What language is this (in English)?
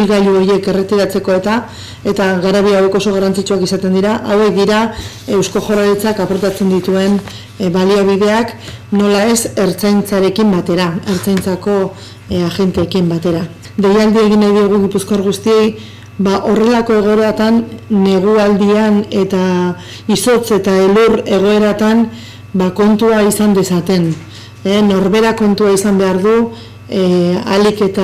Spanish